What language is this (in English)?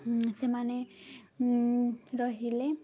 Odia